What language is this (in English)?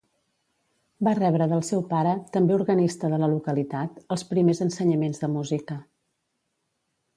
Catalan